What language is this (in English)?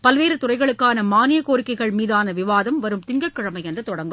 Tamil